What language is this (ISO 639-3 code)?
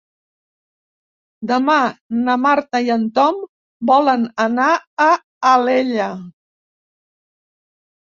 cat